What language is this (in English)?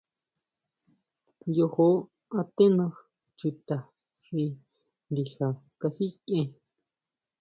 Huautla Mazatec